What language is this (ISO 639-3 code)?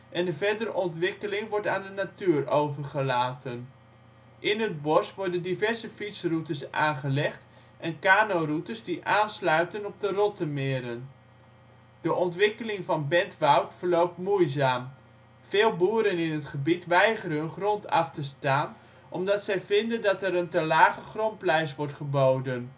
nld